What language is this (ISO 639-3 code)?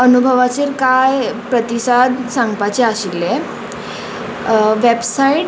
kok